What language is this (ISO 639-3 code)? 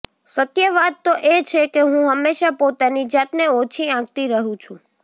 guj